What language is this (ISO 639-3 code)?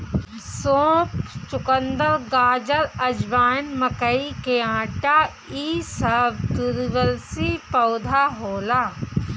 bho